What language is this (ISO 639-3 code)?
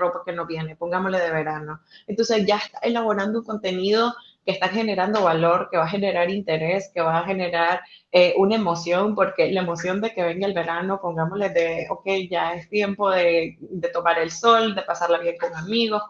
spa